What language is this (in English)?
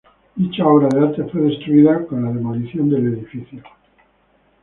Spanish